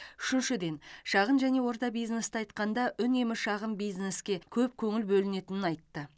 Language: Kazakh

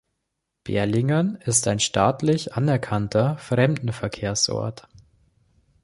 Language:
German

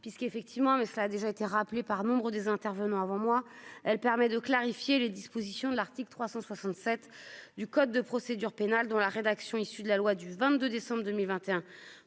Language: French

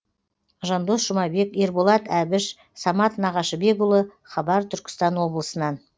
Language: Kazakh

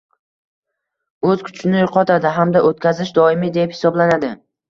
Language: Uzbek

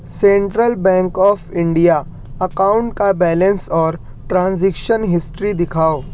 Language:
Urdu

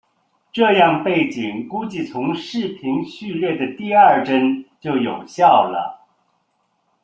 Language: Chinese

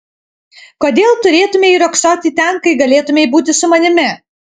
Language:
Lithuanian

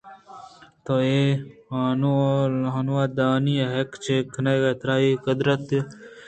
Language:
Eastern Balochi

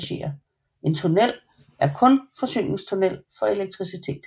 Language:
Danish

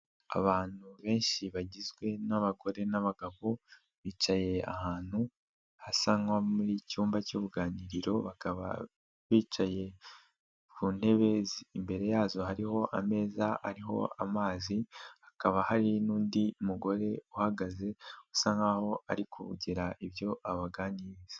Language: Kinyarwanda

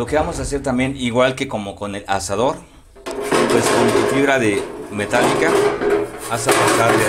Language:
Spanish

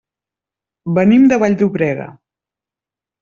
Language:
Catalan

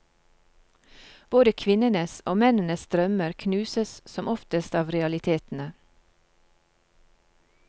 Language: Norwegian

